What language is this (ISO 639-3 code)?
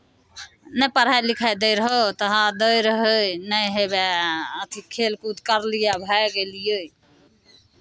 mai